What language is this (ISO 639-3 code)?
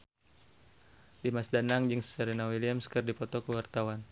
sun